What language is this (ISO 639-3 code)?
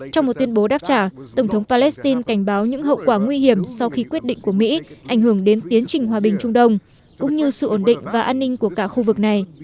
vie